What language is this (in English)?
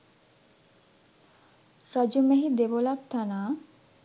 Sinhala